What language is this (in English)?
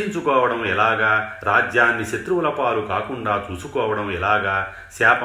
Telugu